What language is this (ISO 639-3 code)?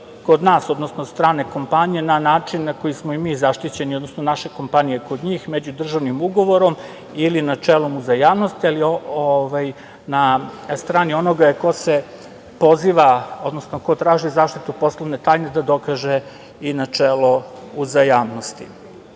srp